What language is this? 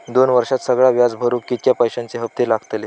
Marathi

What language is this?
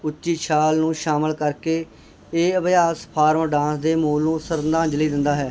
Punjabi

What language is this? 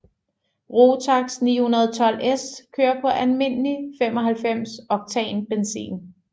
Danish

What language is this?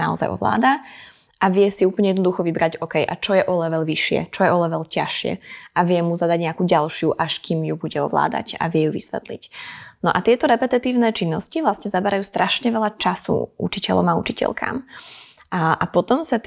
Slovak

